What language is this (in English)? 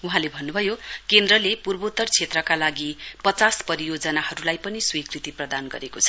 Nepali